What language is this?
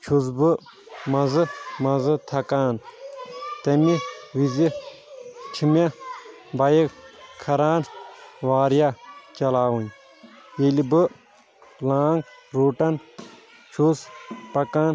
Kashmiri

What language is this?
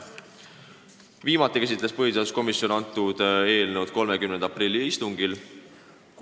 Estonian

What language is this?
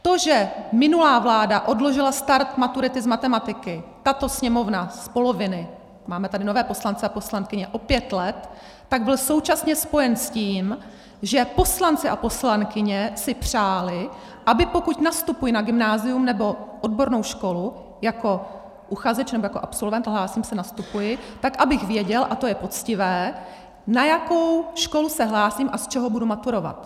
Czech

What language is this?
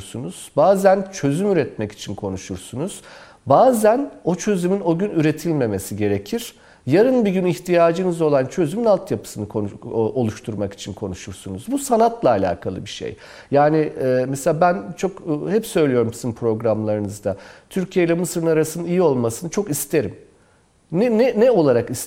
Turkish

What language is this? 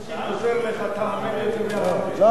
Hebrew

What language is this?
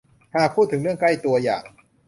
Thai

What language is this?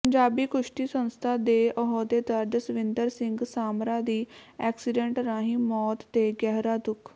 Punjabi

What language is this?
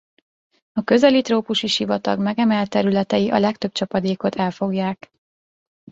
Hungarian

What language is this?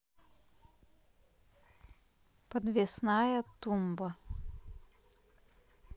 Russian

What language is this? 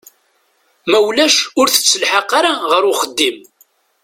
Kabyle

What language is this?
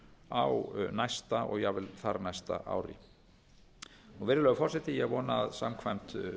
Icelandic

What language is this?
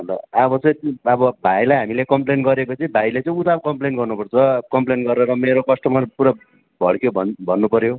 Nepali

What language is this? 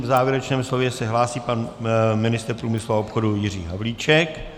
Czech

